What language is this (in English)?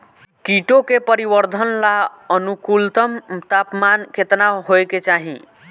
Bhojpuri